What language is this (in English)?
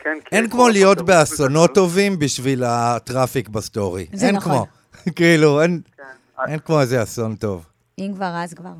Hebrew